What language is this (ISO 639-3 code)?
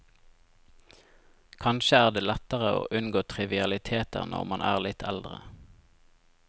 nor